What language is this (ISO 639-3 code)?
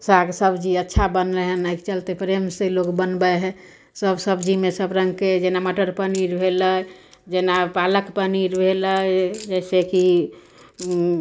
mai